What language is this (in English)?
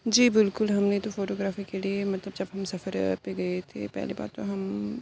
Urdu